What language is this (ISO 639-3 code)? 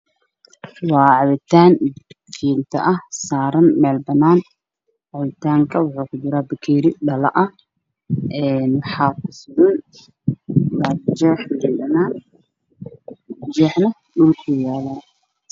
som